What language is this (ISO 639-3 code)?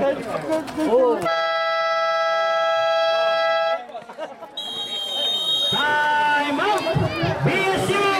ara